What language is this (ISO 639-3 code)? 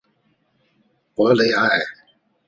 zho